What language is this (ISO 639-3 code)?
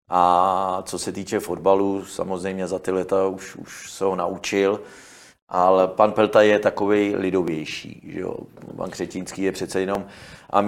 ces